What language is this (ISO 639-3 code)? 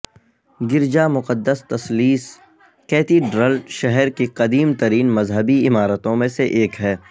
urd